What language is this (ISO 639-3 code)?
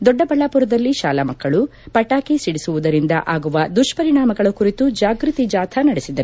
kan